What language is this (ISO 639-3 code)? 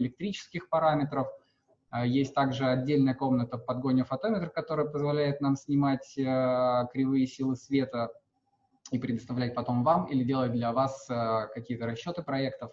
rus